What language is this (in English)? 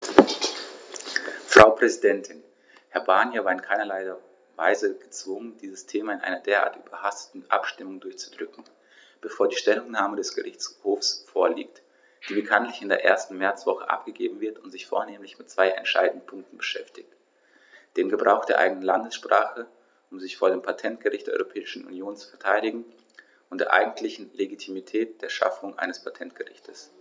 German